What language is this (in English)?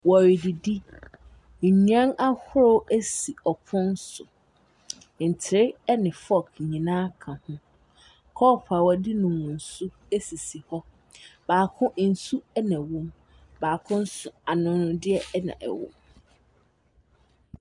Akan